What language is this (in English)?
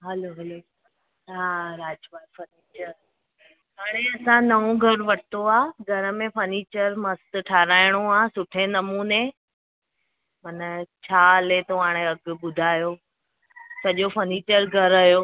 Sindhi